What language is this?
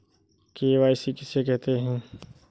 Hindi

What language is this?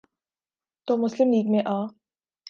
Urdu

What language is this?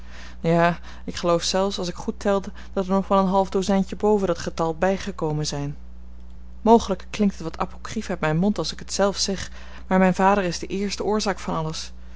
Dutch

